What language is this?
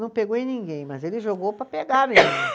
Portuguese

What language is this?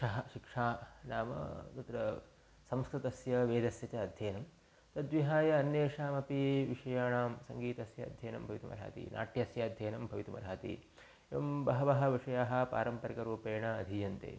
Sanskrit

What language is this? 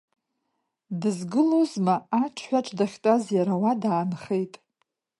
Abkhazian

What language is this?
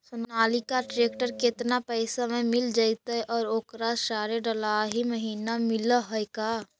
Magahi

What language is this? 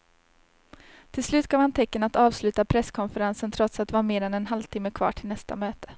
Swedish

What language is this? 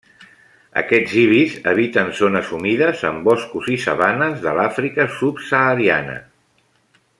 Catalan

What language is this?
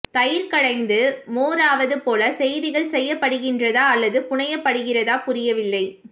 Tamil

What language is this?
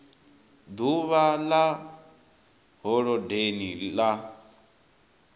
Venda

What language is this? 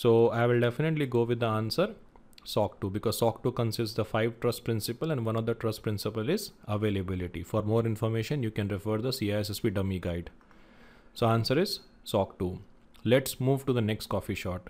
English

